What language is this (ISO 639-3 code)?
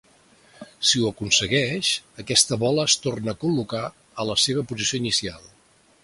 cat